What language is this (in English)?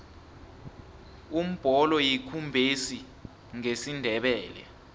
South Ndebele